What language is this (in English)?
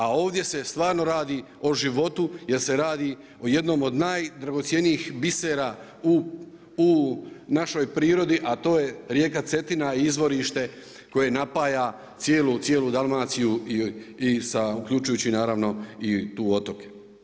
Croatian